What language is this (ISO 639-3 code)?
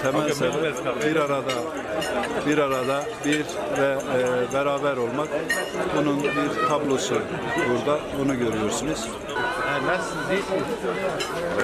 tur